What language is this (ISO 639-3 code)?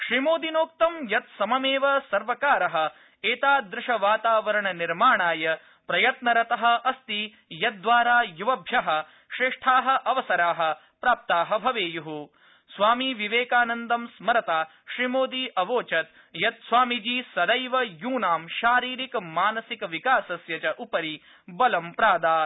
san